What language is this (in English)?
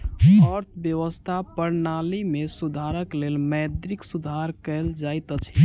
Maithili